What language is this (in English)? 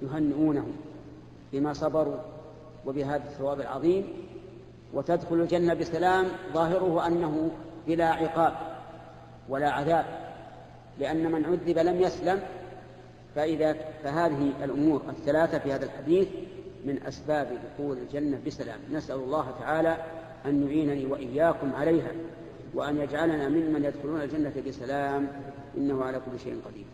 Arabic